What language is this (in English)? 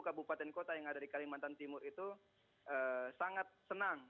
Indonesian